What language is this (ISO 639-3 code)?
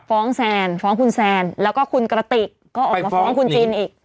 tha